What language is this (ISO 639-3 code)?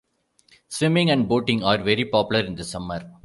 eng